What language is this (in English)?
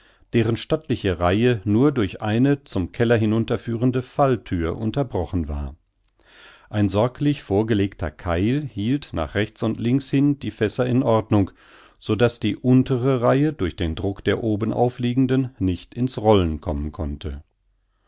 German